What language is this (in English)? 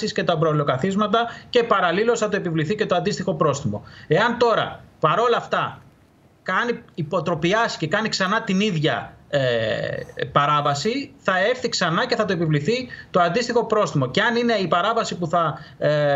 Greek